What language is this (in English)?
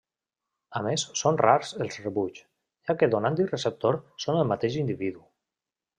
Catalan